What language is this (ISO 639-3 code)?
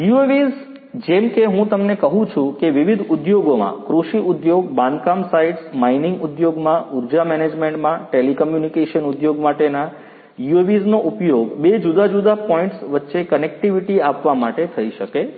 guj